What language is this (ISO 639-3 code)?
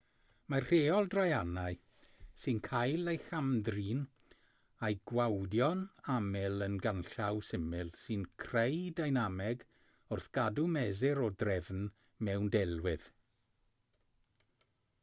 cym